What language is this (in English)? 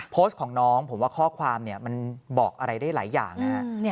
Thai